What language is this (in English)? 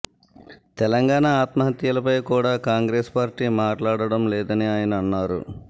Telugu